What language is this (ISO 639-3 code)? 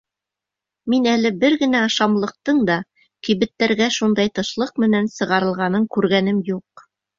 bak